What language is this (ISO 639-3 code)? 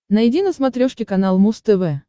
rus